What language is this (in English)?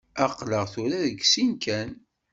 Kabyle